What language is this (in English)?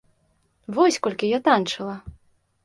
Belarusian